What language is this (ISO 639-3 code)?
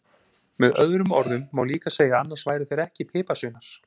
isl